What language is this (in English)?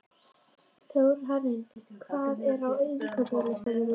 Icelandic